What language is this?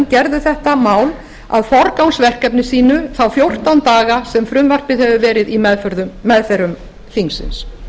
Icelandic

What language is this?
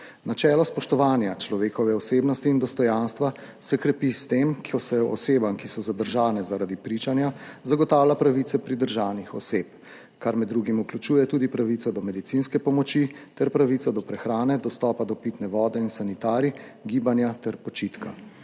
Slovenian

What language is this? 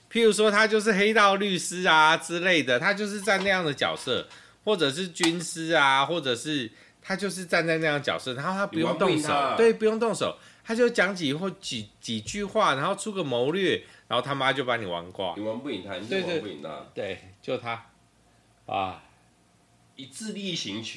Chinese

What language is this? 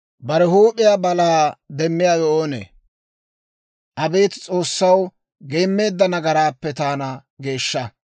Dawro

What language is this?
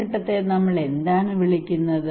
Malayalam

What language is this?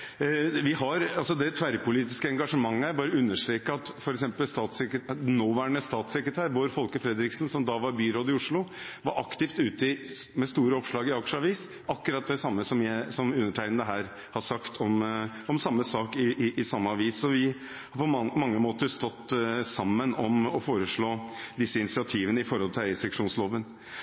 Norwegian Bokmål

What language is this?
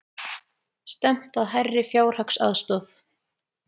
Icelandic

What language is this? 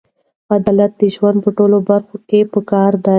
Pashto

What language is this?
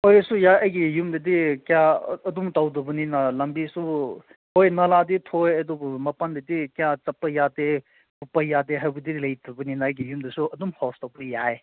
Manipuri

